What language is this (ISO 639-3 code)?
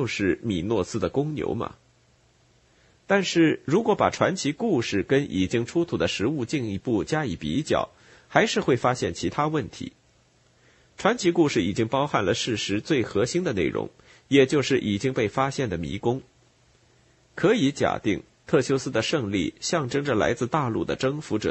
zho